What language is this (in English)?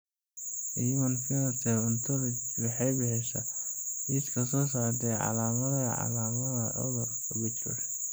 Somali